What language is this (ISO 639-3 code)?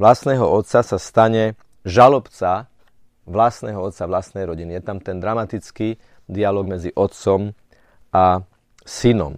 slk